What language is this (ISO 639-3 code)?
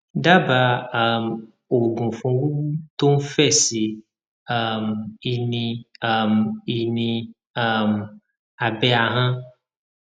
yor